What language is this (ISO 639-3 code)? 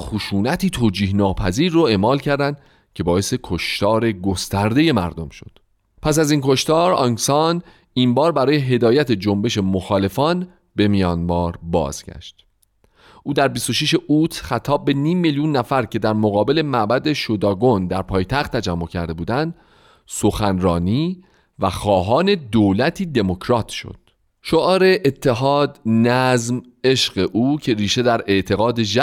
fas